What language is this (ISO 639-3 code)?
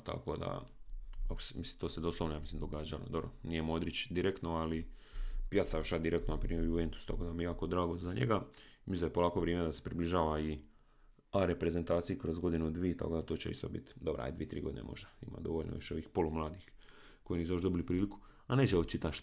hrv